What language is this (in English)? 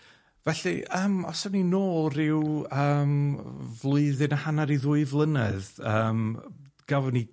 Welsh